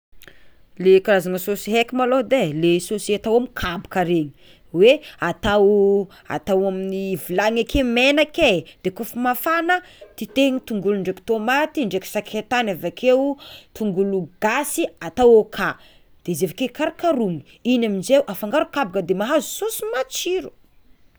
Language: Tsimihety Malagasy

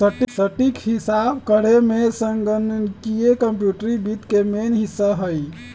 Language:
Magahi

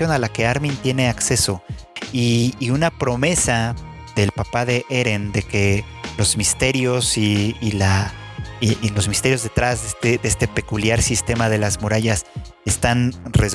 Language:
Spanish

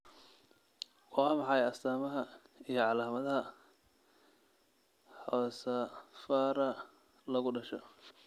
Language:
Somali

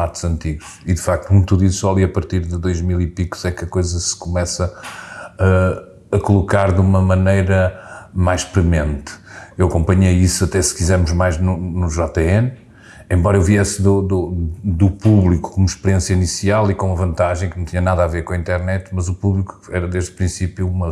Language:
Portuguese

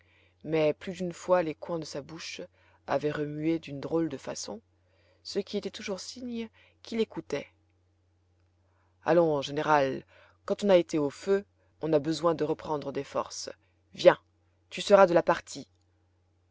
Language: French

